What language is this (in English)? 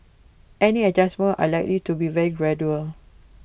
English